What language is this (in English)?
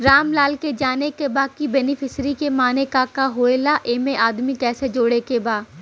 Bhojpuri